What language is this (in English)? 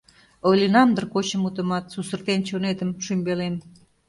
Mari